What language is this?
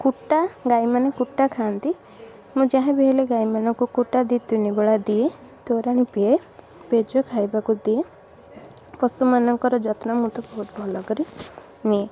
Odia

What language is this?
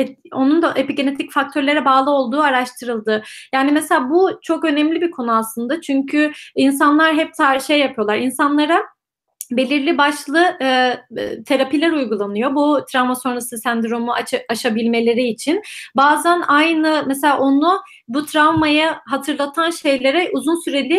Turkish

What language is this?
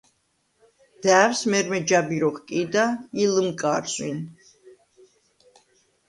Svan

